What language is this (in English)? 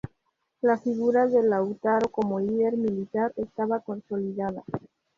Spanish